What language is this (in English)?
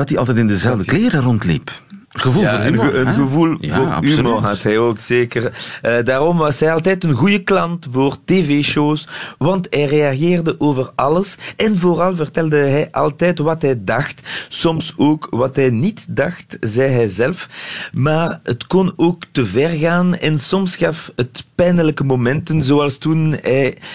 Dutch